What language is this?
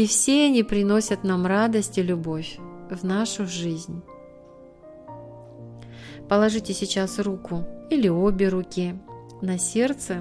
Russian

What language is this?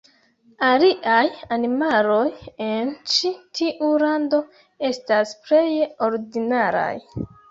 Esperanto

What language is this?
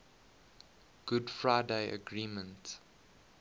English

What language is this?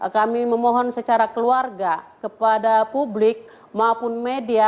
Indonesian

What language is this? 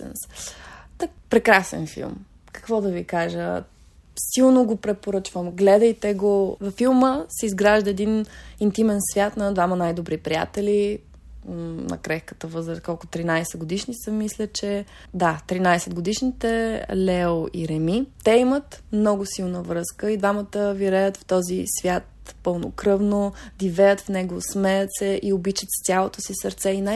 Bulgarian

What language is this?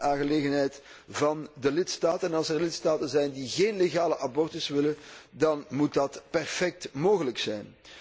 Dutch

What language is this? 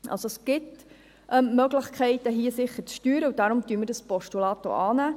Swiss German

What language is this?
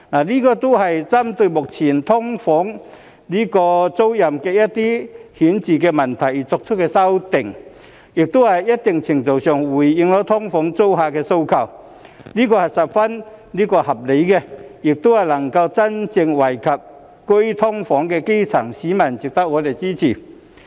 Cantonese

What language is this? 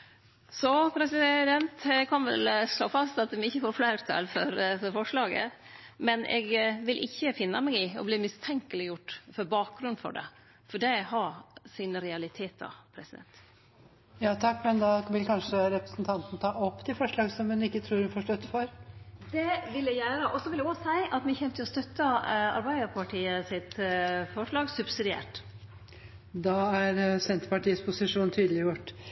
Norwegian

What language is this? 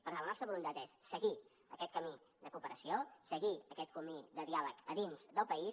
Catalan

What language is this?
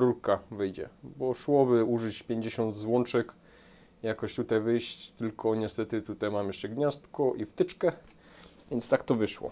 Polish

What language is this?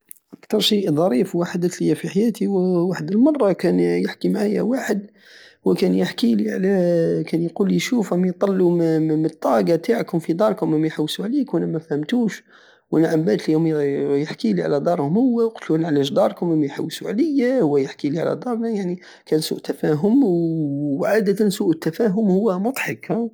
Algerian Saharan Arabic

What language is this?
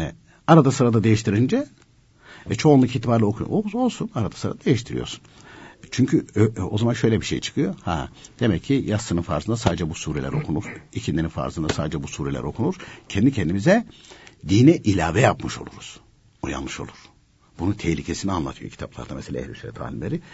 Turkish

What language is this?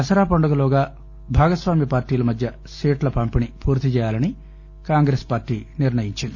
Telugu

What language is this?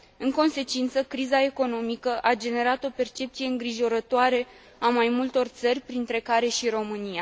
Romanian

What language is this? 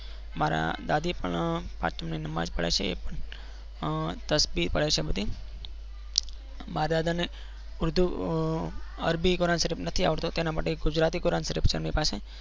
Gujarati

